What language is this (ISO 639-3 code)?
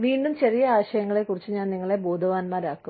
mal